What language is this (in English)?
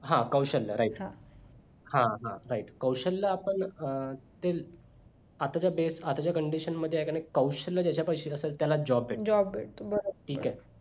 Marathi